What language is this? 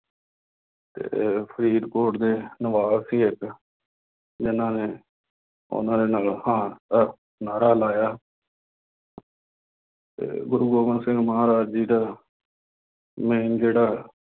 Punjabi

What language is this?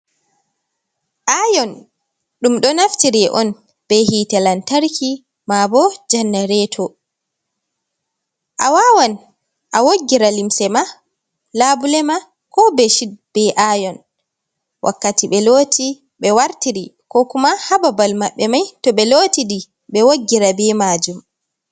Fula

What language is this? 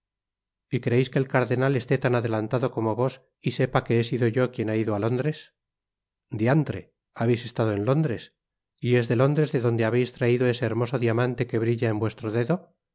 Spanish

